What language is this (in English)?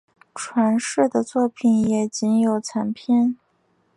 Chinese